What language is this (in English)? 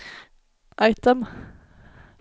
Swedish